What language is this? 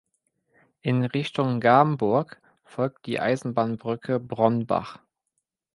German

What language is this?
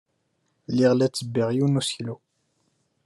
Kabyle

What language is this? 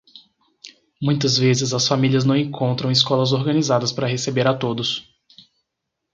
Portuguese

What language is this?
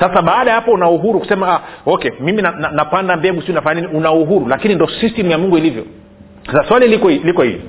Swahili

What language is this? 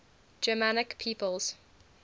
English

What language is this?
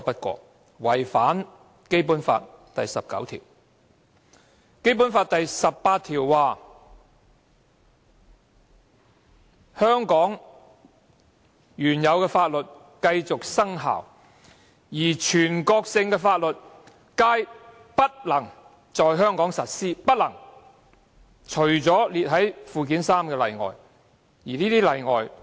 Cantonese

